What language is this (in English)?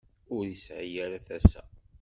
Kabyle